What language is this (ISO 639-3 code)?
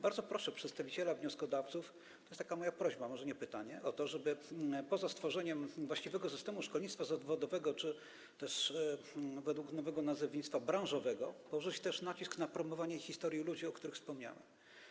pol